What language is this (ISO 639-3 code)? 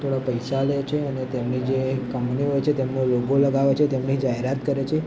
guj